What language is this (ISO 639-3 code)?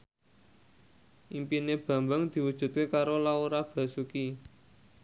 jav